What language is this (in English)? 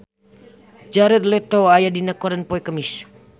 Sundanese